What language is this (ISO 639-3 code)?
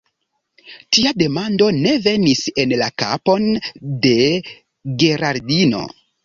epo